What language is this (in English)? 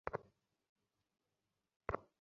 Bangla